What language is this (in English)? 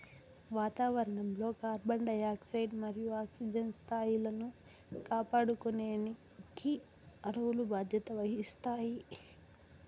Telugu